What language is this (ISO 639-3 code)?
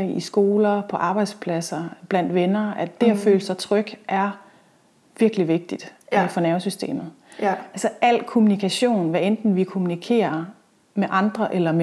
dan